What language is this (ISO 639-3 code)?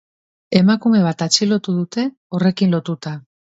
eus